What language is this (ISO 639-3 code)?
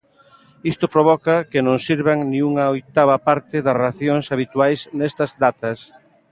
glg